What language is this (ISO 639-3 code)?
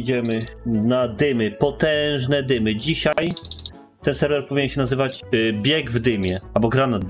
pol